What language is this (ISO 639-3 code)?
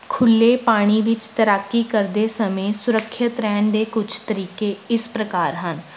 pan